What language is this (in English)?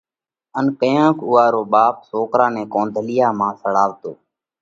Parkari Koli